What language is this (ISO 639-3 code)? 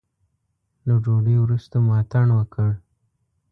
pus